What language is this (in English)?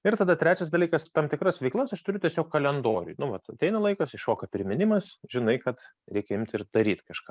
Lithuanian